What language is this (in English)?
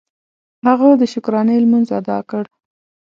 Pashto